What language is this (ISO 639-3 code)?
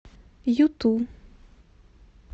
rus